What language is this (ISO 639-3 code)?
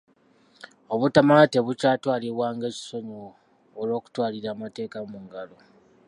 lug